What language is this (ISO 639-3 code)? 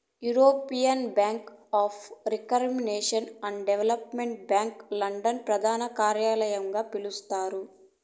tel